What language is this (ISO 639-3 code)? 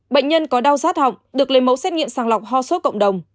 vie